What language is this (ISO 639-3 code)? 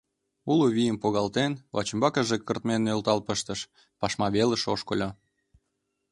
chm